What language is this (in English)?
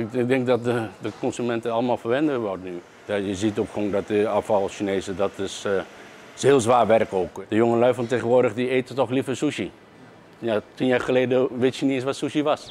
Dutch